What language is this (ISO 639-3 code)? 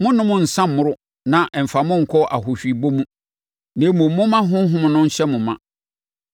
aka